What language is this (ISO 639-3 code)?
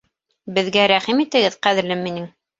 bak